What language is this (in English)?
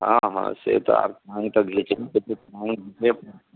Maithili